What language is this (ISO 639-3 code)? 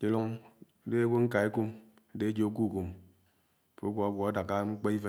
anw